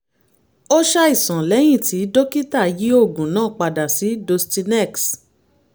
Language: Yoruba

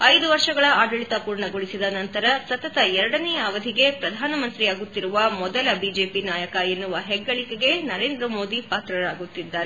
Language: Kannada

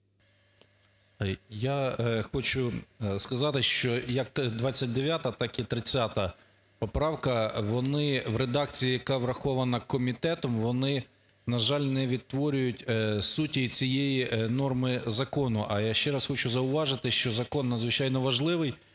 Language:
Ukrainian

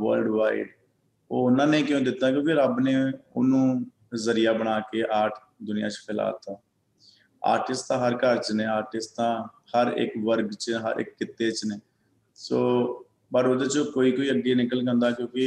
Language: Punjabi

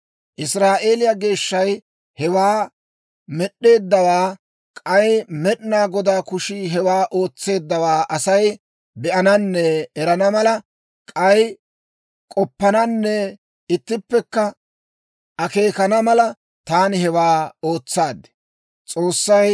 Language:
Dawro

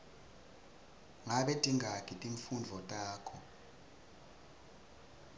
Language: Swati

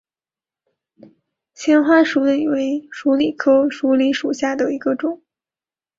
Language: Chinese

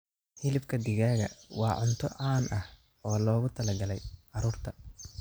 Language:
Somali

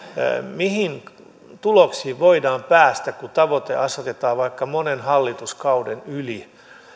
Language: Finnish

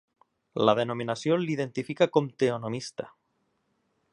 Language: Catalan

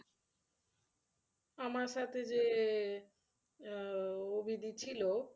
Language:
Bangla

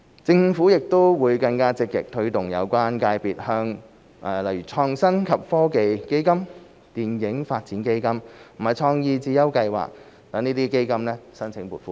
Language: Cantonese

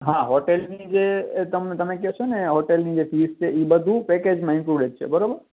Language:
Gujarati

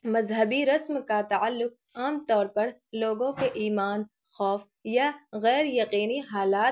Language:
Urdu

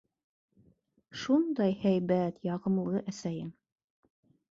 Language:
Bashkir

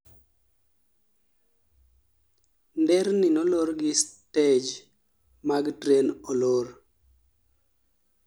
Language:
Luo (Kenya and Tanzania)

